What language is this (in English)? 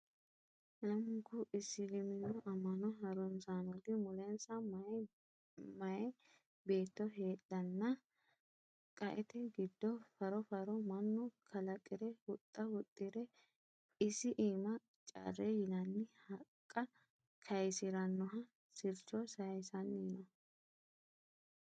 Sidamo